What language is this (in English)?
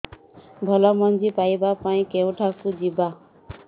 Odia